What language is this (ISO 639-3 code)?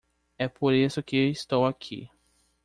por